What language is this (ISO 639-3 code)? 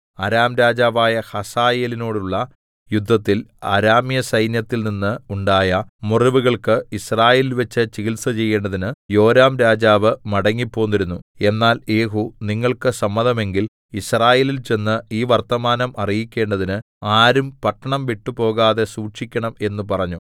mal